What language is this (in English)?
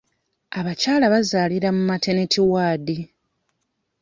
Ganda